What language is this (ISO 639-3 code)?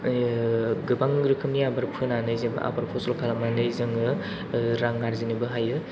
brx